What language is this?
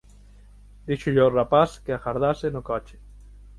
Galician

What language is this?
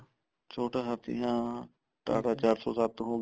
Punjabi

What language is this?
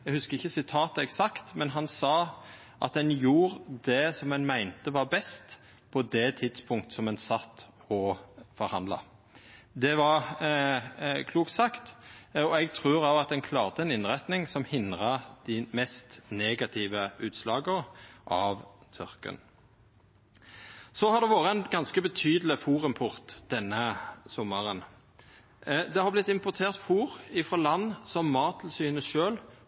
Norwegian Nynorsk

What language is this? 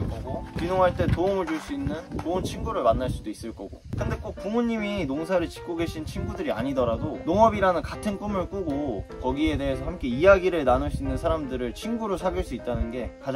Korean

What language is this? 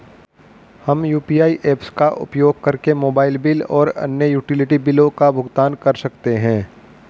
Hindi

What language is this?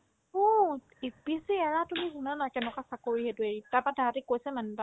Assamese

